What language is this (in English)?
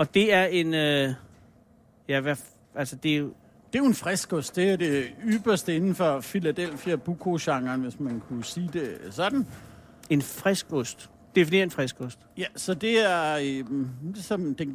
Danish